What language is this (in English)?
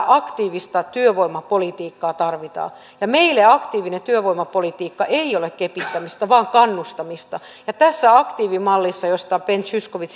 Finnish